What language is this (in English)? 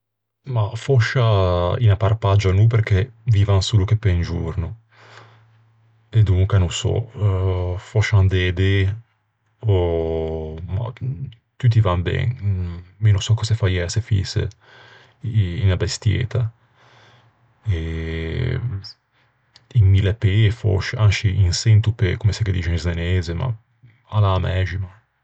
Ligurian